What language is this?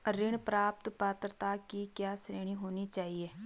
Hindi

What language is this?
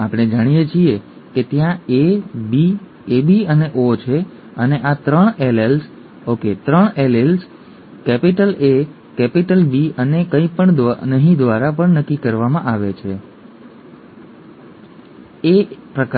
Gujarati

